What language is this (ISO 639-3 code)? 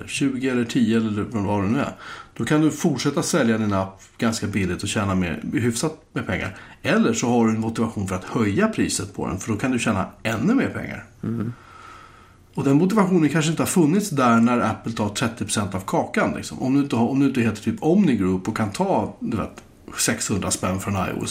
swe